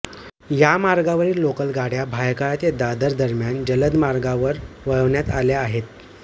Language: Marathi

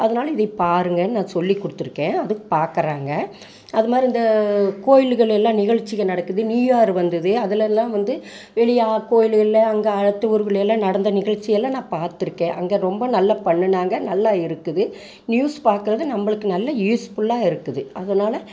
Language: Tamil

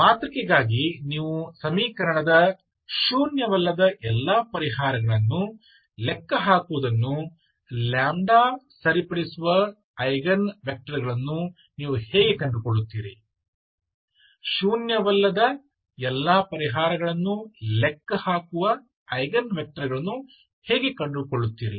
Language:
Kannada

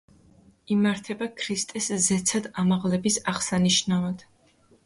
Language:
Georgian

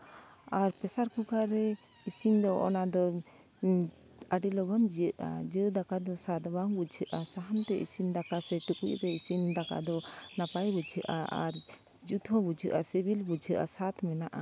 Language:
Santali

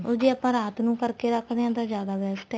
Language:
Punjabi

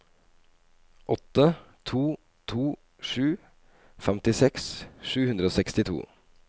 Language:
Norwegian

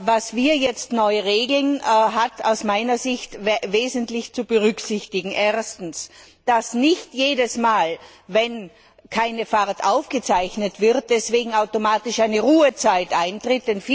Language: German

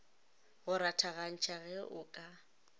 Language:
Northern Sotho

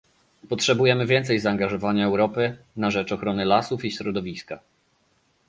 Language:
Polish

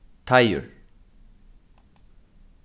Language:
Faroese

